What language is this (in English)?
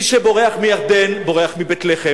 Hebrew